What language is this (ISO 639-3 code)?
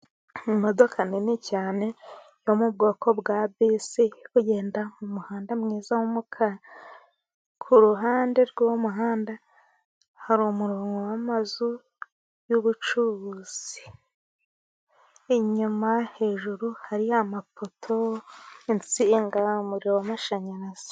kin